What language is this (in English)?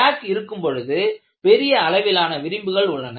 Tamil